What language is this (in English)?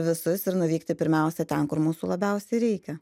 Lithuanian